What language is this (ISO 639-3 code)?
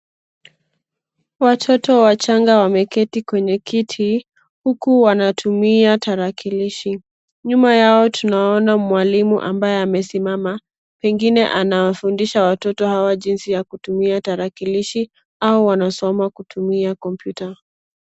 swa